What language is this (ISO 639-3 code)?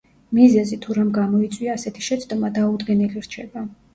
kat